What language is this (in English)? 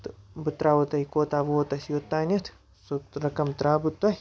Kashmiri